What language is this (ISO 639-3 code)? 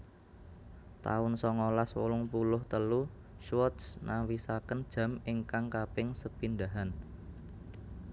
jav